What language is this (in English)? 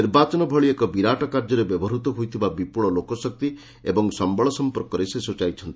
Odia